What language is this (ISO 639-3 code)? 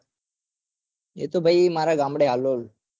guj